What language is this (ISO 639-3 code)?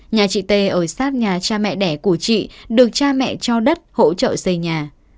vie